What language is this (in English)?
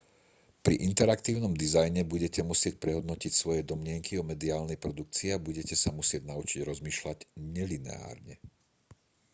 Slovak